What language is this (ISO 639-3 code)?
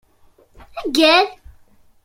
kab